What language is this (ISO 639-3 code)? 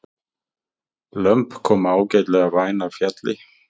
isl